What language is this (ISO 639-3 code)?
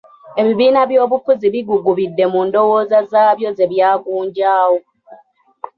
lug